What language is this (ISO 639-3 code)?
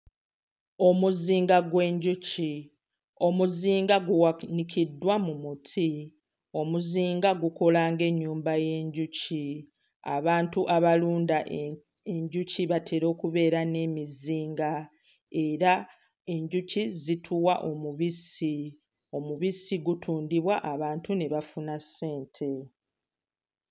lug